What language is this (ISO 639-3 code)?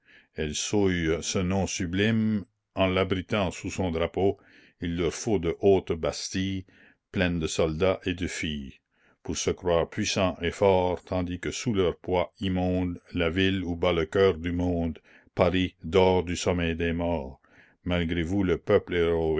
fra